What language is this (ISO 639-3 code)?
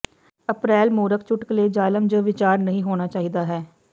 pan